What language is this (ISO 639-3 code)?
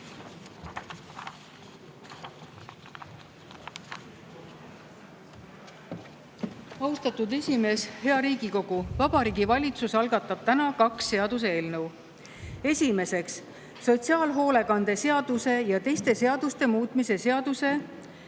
est